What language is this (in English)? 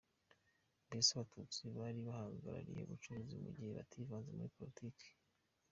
Kinyarwanda